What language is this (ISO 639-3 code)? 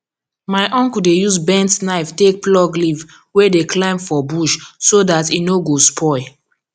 pcm